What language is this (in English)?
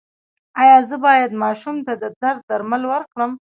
Pashto